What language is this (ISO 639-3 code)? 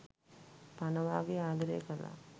sin